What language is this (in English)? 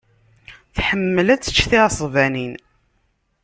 Kabyle